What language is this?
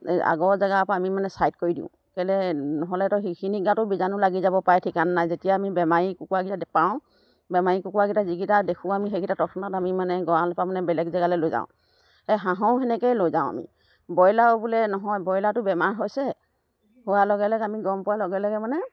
Assamese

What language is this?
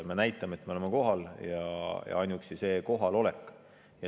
Estonian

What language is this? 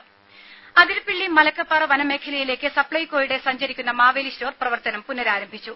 Malayalam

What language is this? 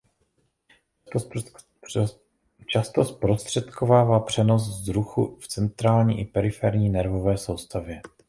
Czech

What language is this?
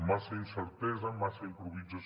Catalan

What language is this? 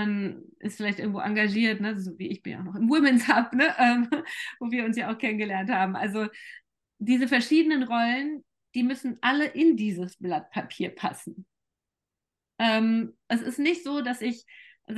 German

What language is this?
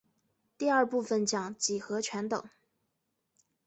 Chinese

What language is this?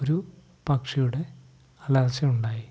Malayalam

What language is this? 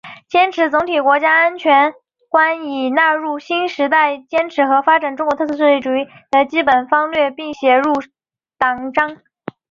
Chinese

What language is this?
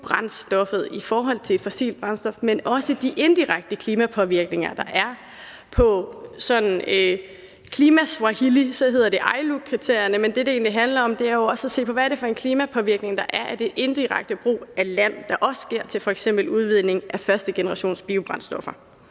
Danish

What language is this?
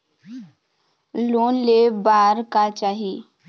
Chhattisgarhi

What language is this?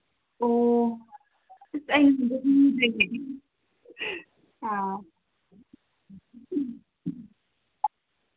Manipuri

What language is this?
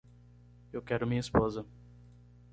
Portuguese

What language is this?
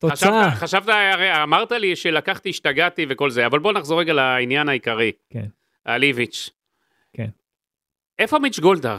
Hebrew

